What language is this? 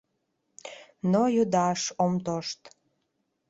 Mari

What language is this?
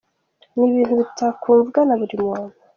Kinyarwanda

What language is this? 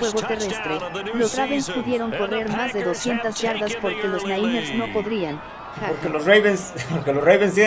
Spanish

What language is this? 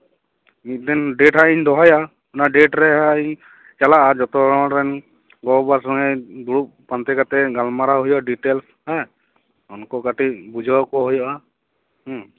Santali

